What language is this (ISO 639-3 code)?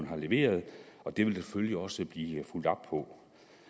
dan